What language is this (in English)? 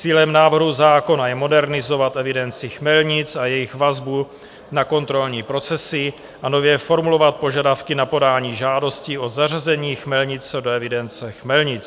Czech